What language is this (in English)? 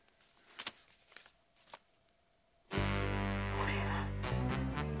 Japanese